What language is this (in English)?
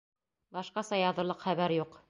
Bashkir